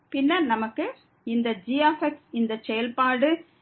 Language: Tamil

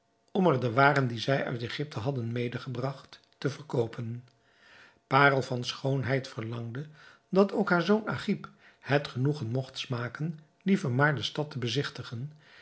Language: Dutch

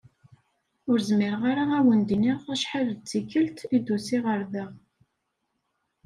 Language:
Kabyle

